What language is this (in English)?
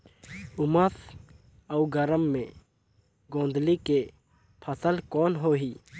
Chhattisgarhi